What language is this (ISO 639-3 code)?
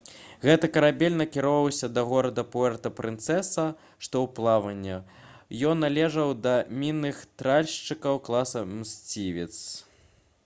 bel